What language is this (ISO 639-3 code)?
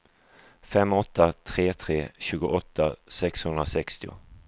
swe